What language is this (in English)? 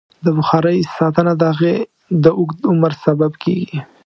Pashto